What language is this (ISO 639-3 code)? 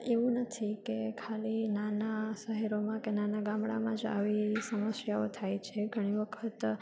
guj